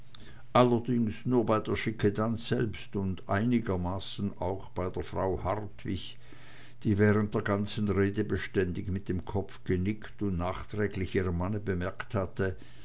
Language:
German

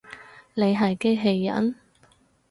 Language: Cantonese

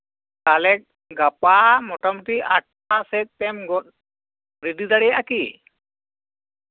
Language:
Santali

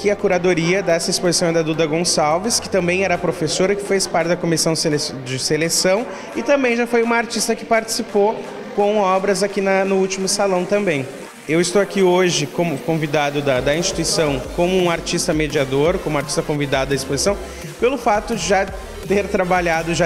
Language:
Portuguese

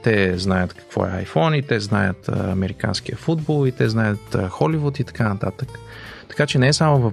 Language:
Bulgarian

